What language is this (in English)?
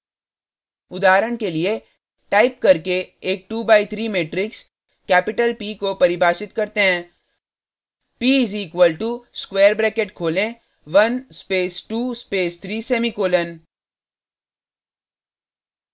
Hindi